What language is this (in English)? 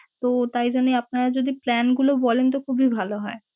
Bangla